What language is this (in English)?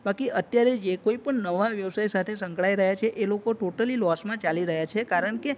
Gujarati